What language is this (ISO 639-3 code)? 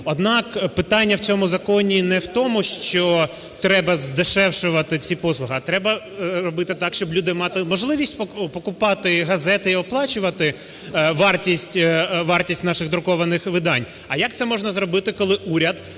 ukr